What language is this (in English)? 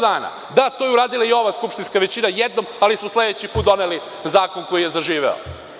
Serbian